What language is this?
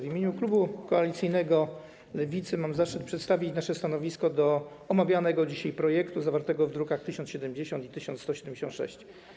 Polish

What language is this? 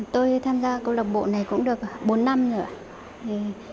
Vietnamese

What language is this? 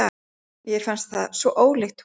Icelandic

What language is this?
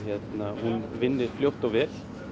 Icelandic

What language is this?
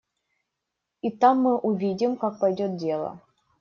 Russian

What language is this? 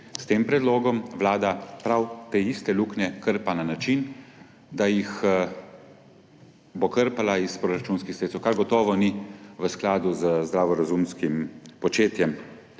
Slovenian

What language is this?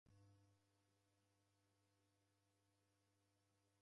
Taita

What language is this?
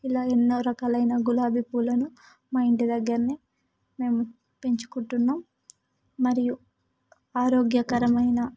Telugu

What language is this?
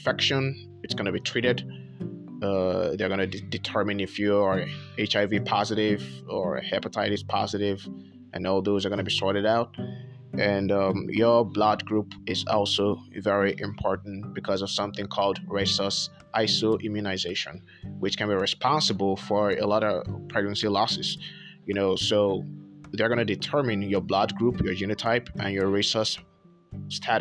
English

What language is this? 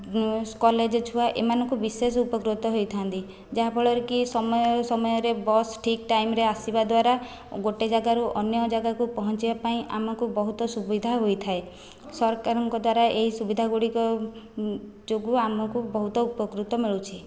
Odia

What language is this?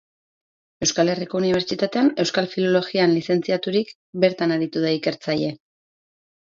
Basque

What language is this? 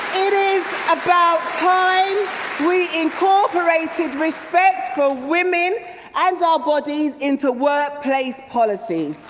English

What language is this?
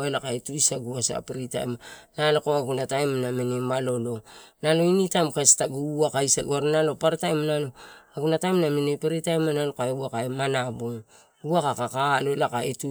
Torau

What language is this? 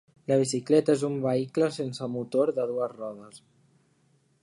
Catalan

